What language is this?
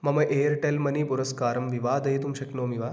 Sanskrit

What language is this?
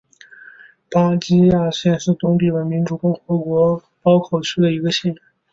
Chinese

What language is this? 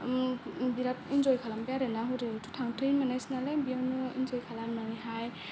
Bodo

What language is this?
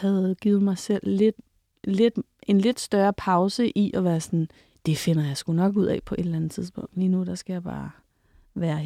Danish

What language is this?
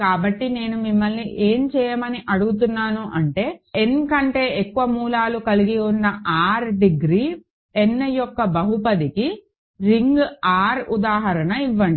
Telugu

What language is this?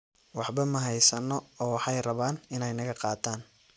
Somali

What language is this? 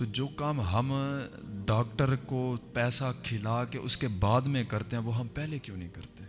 Urdu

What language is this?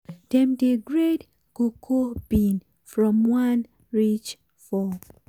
Nigerian Pidgin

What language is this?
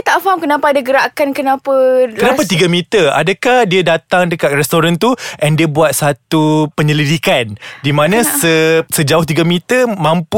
Malay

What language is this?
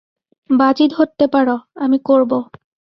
Bangla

